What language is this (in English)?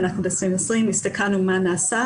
Hebrew